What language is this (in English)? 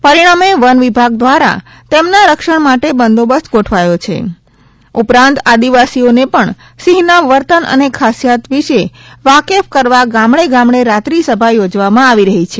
Gujarati